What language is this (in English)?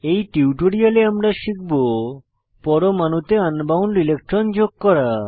Bangla